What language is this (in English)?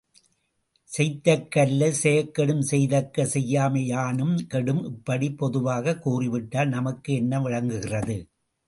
Tamil